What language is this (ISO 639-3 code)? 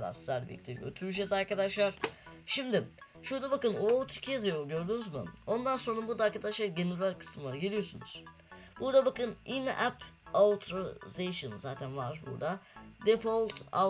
tur